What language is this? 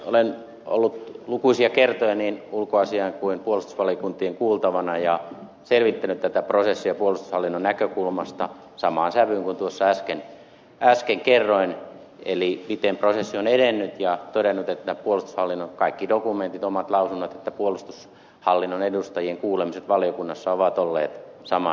Finnish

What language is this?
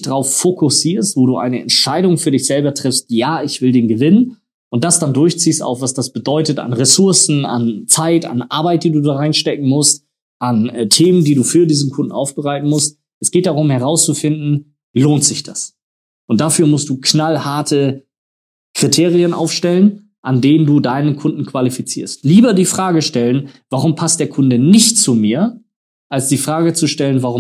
German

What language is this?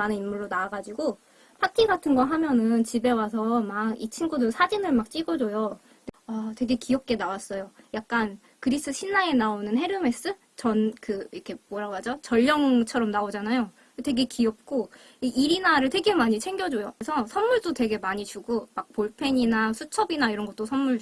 Korean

